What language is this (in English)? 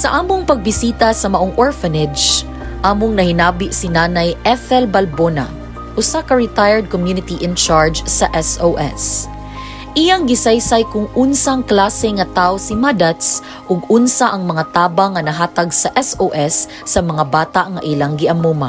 Filipino